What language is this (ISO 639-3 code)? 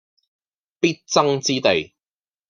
yue